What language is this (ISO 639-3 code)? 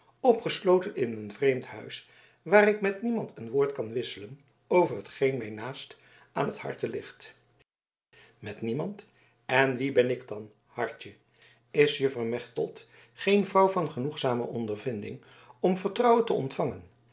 nld